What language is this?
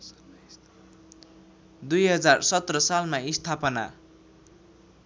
Nepali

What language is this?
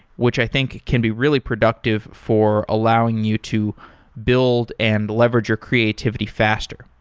English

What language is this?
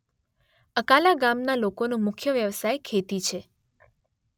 Gujarati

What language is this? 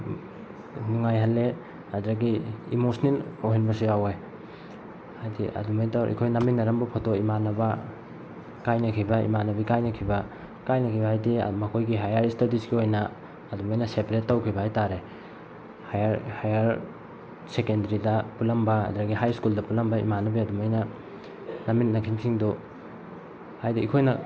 Manipuri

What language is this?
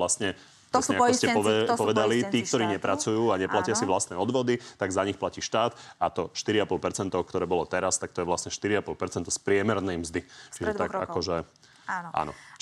Slovak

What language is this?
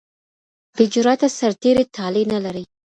Pashto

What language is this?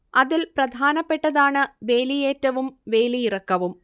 Malayalam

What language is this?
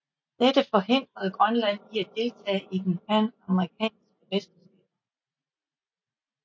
Danish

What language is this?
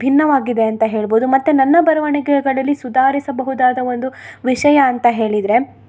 Kannada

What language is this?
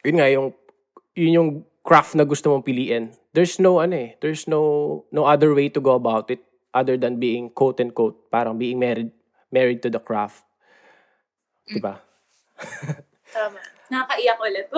Filipino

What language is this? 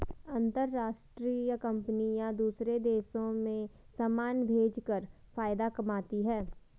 Hindi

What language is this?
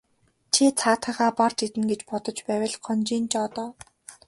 Mongolian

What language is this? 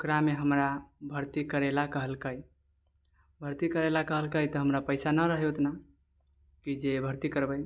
Maithili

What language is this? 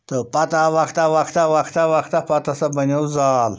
Kashmiri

